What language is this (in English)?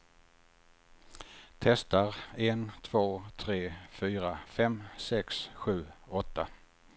Swedish